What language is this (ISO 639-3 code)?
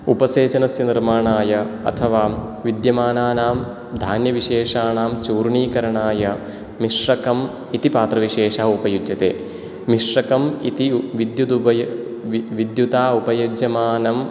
san